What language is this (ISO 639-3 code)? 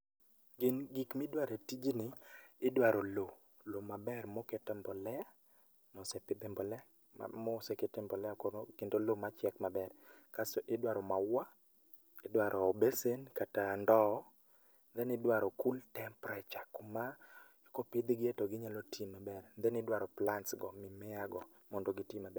luo